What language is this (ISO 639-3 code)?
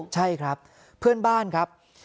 tha